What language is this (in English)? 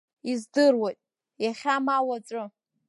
Abkhazian